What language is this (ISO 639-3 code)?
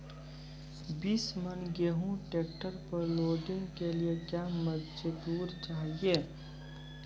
mai